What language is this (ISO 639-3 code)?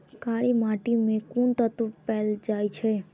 mai